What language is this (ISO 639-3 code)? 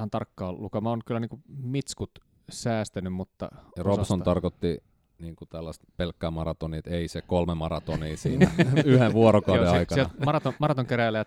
fin